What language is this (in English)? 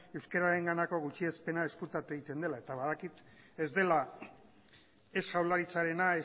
Basque